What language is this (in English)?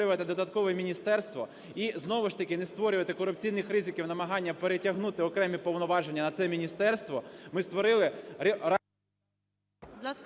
Ukrainian